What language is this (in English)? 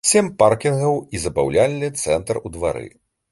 Belarusian